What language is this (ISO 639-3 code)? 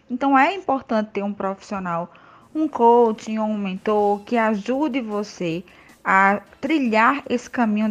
por